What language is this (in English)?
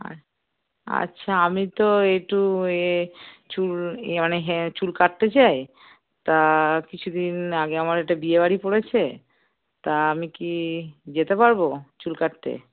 Bangla